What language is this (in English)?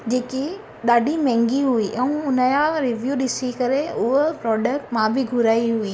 Sindhi